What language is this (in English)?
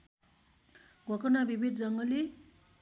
Nepali